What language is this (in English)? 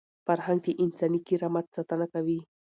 Pashto